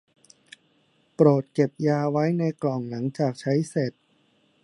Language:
Thai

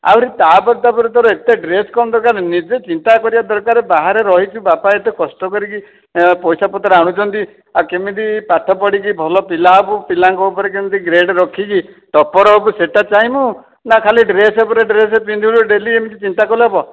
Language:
Odia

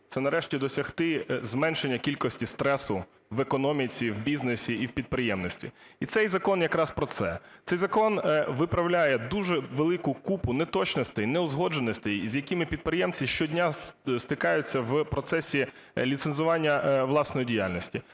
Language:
Ukrainian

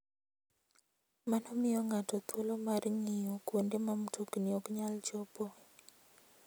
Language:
Luo (Kenya and Tanzania)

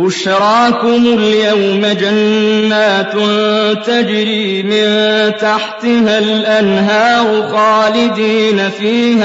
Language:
Arabic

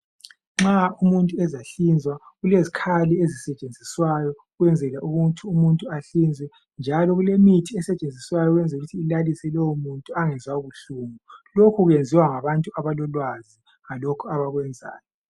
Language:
North Ndebele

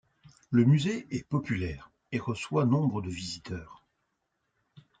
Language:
French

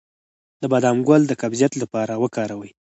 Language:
Pashto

